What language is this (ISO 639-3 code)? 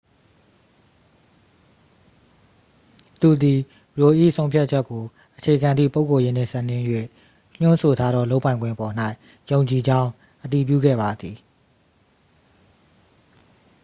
mya